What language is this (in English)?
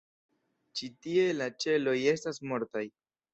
Esperanto